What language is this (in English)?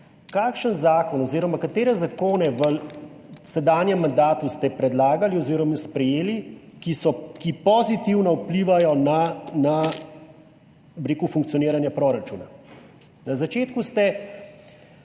Slovenian